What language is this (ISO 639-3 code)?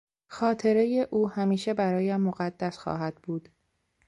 fas